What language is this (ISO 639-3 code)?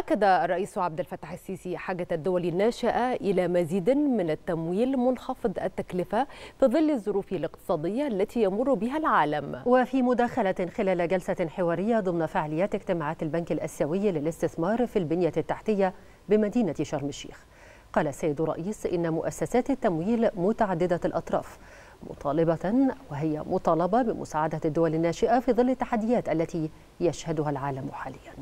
ara